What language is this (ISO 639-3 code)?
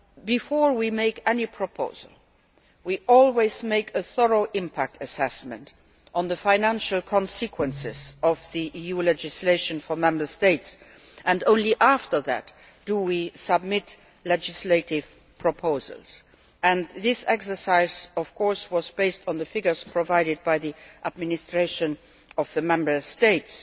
eng